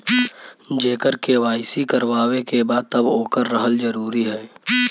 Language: Bhojpuri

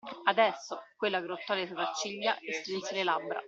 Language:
Italian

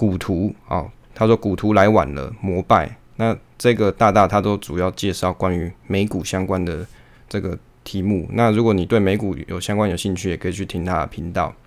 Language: Chinese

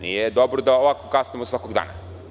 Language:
Serbian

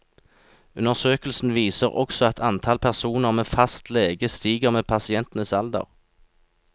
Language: Norwegian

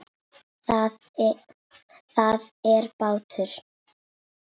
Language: Icelandic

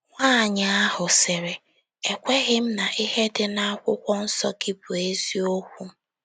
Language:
Igbo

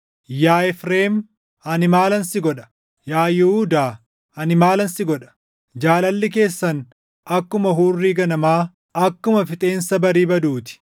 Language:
Oromo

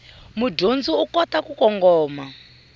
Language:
Tsonga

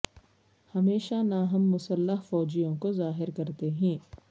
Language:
Urdu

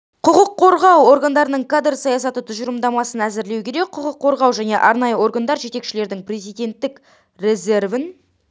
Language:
Kazakh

